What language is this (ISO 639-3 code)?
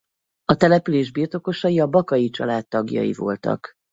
hun